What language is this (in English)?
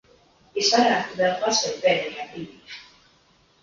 Latvian